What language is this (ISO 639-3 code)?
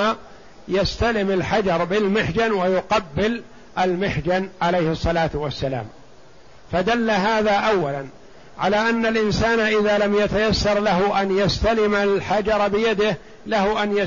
ara